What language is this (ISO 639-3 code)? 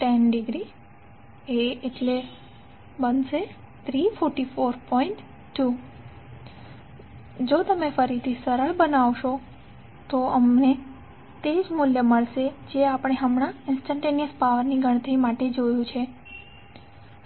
guj